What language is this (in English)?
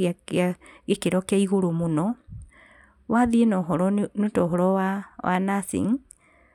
Kikuyu